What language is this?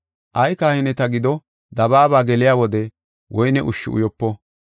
Gofa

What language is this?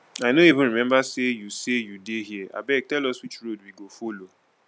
Nigerian Pidgin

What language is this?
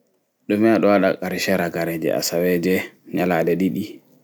Fula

